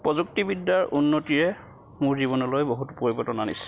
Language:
Assamese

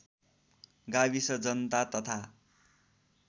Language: Nepali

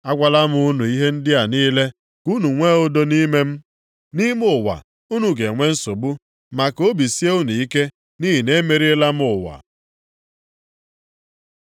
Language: Igbo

